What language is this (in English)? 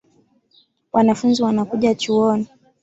Swahili